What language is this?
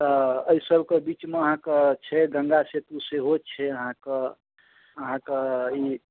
Maithili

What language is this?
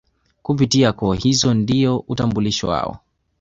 Swahili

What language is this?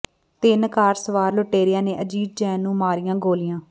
Punjabi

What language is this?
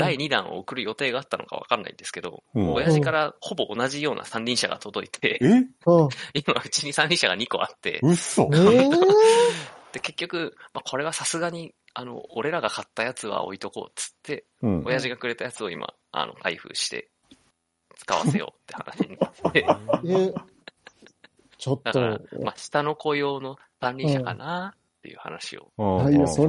Japanese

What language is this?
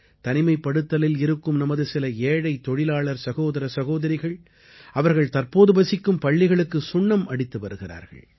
Tamil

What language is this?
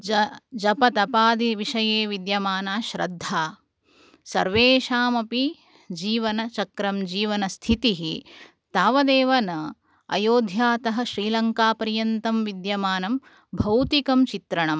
Sanskrit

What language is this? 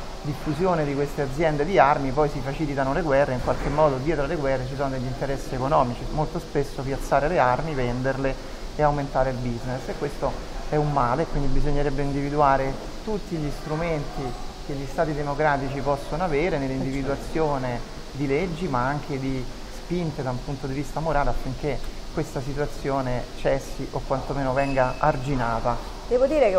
Italian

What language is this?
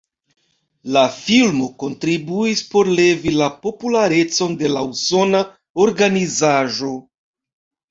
Esperanto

